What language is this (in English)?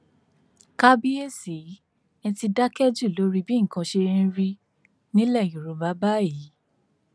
Yoruba